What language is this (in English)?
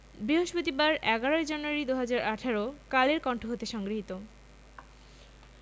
Bangla